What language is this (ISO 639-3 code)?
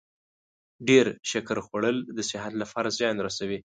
pus